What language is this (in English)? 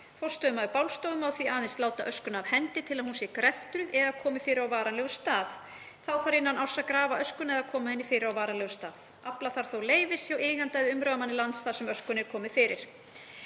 Icelandic